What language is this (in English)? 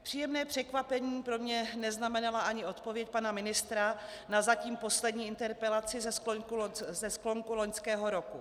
Czech